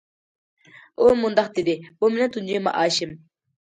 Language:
Uyghur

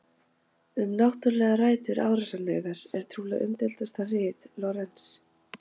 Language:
Icelandic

